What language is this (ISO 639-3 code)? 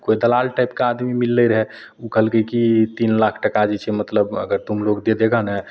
mai